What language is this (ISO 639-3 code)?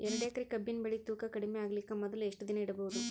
kan